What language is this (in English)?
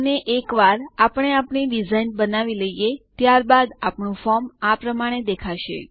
Gujarati